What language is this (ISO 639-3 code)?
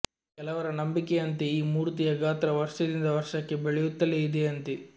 kan